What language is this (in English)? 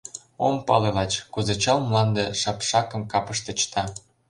Mari